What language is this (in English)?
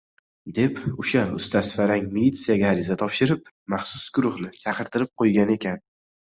Uzbek